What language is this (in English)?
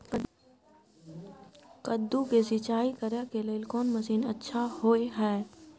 Maithili